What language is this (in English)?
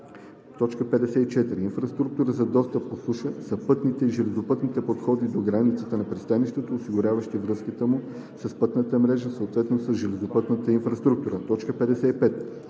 Bulgarian